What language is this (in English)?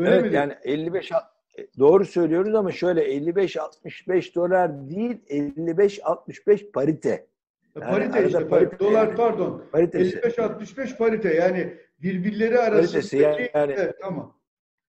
Turkish